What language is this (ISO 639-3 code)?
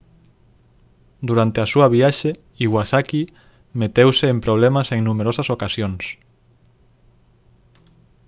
glg